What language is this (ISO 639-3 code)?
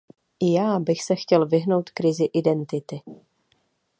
ces